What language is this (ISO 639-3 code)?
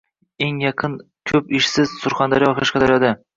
uzb